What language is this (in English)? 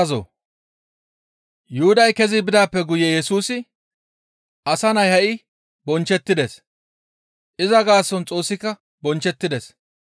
Gamo